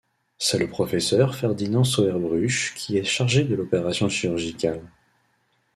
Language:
French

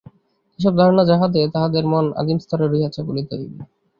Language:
Bangla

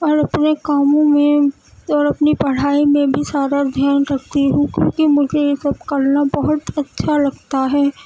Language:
Urdu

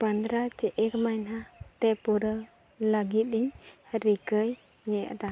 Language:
Santali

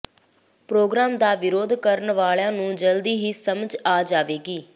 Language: Punjabi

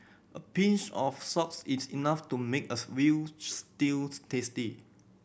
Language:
English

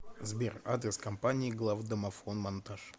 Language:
Russian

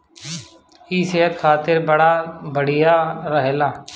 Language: Bhojpuri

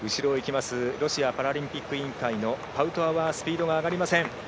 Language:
Japanese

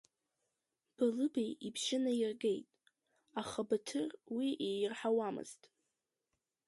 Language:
Abkhazian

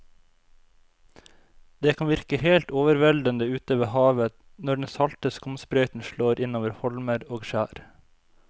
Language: Norwegian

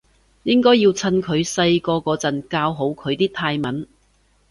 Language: Cantonese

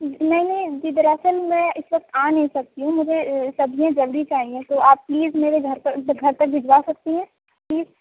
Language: Urdu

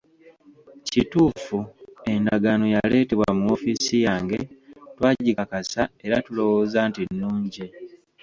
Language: Ganda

